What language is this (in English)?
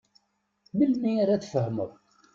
Kabyle